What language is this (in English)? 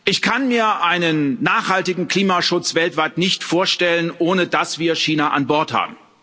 German